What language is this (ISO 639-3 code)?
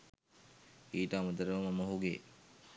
sin